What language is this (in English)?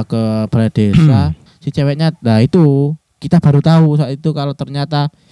Indonesian